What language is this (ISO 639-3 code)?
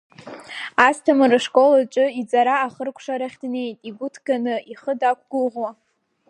abk